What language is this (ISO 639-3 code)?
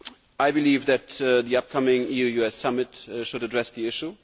eng